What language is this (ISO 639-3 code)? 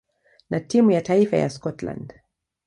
swa